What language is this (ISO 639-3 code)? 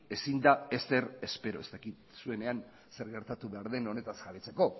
eus